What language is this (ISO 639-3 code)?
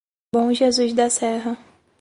por